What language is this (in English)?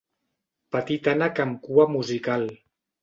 Catalan